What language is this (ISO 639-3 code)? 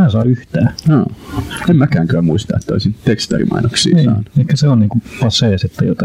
fin